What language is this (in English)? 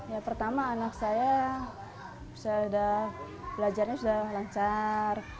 Indonesian